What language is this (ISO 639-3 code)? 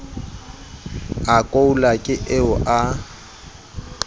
sot